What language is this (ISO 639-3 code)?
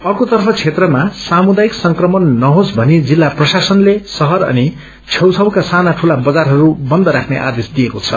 nep